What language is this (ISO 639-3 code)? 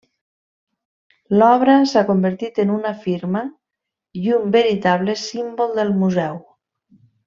cat